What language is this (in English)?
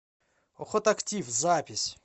Russian